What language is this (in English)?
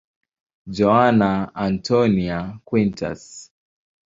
Swahili